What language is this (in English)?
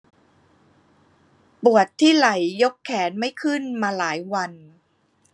Thai